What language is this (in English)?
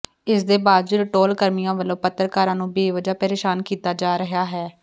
Punjabi